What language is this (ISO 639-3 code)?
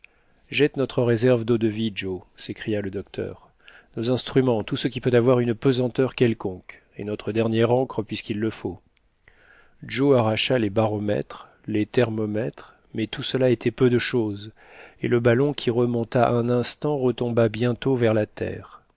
fra